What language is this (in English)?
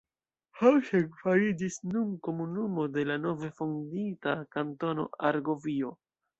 Esperanto